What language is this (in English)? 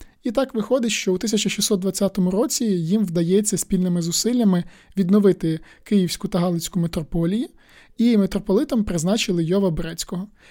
Ukrainian